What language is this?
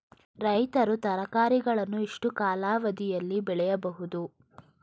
Kannada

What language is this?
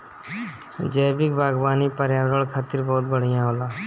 Bhojpuri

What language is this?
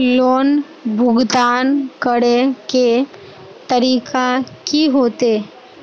Magahi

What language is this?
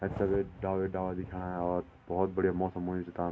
Garhwali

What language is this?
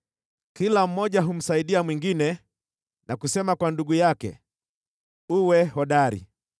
Swahili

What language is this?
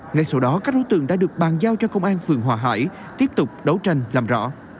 Vietnamese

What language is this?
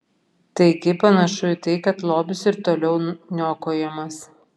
Lithuanian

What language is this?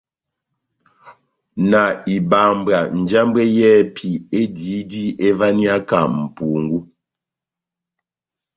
Batanga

